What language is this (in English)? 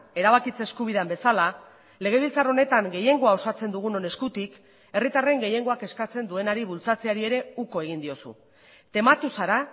Basque